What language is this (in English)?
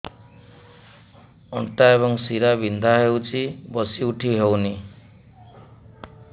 Odia